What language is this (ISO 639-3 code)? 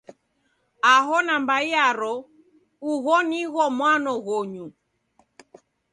dav